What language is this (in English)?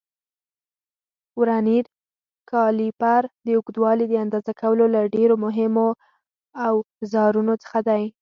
Pashto